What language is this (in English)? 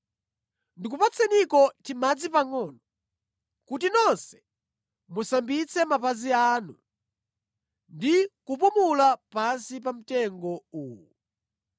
Nyanja